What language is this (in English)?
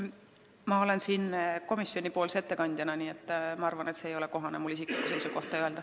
Estonian